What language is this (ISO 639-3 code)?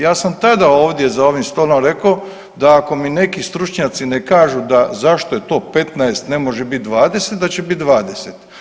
hrv